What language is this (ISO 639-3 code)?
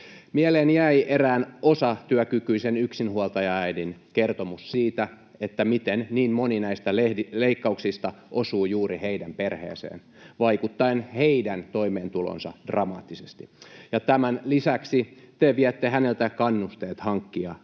fin